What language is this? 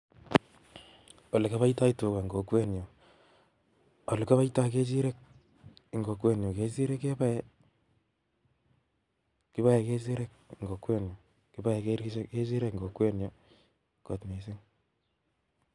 Kalenjin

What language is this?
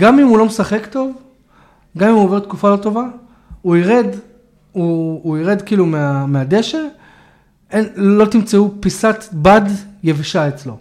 Hebrew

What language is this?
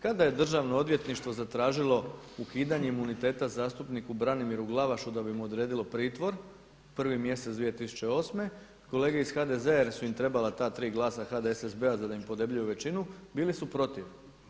Croatian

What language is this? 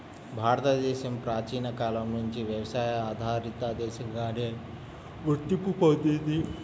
Telugu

